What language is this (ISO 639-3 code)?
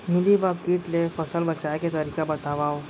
hne